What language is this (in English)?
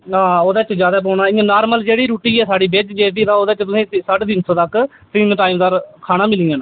Dogri